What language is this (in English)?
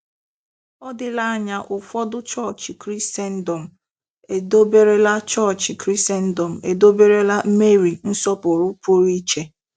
Igbo